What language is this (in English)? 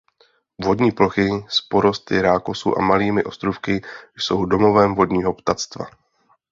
Czech